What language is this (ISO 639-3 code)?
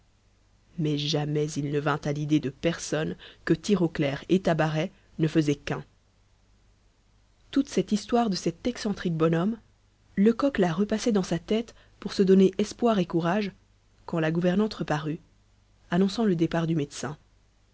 fra